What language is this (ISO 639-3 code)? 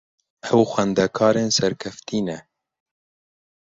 kur